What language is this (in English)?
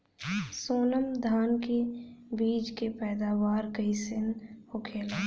Bhojpuri